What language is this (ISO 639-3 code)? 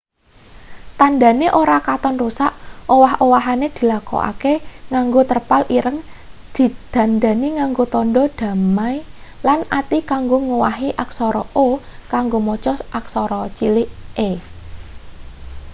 jav